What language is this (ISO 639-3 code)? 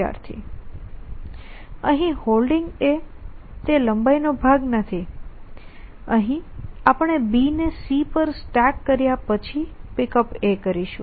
guj